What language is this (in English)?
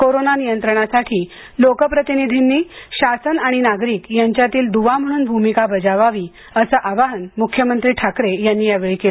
Marathi